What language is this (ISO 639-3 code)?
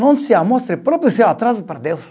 por